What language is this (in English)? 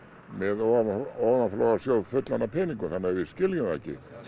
Icelandic